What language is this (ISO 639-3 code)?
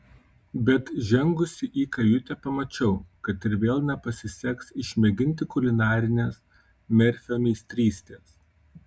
lit